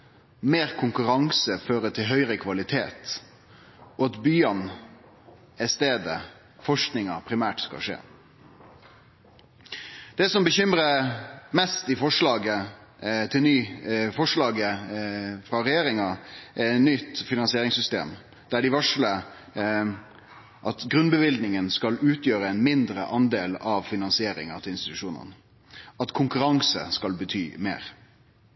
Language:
Norwegian Nynorsk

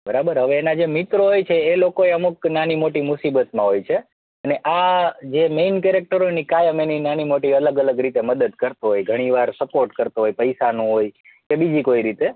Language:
Gujarati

